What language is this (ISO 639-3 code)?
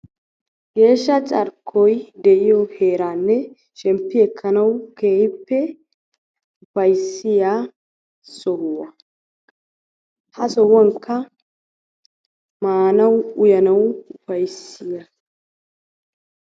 wal